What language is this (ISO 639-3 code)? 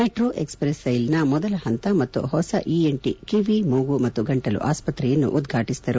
kan